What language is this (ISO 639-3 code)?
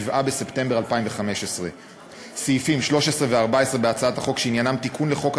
heb